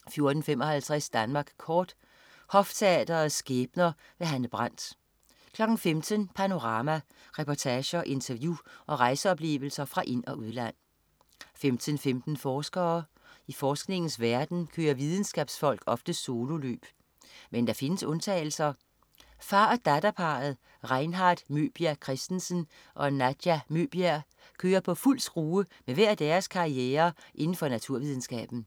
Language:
Danish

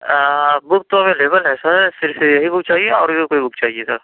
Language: Urdu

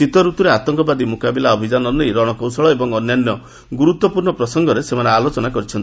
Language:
Odia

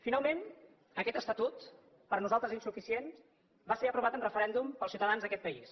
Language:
Catalan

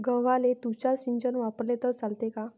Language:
Marathi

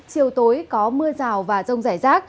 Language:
Vietnamese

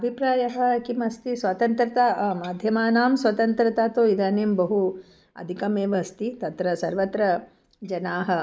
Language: Sanskrit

